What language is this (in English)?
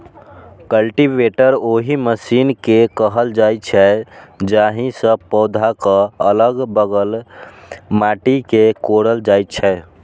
Maithili